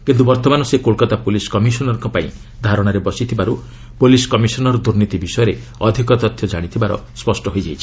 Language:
Odia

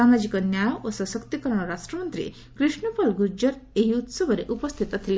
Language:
Odia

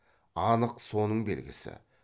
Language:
Kazakh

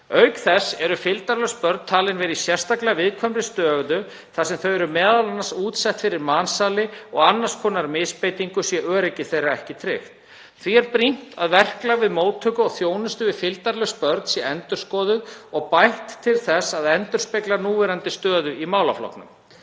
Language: Icelandic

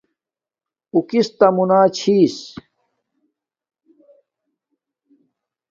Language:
Domaaki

